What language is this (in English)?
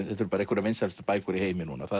Icelandic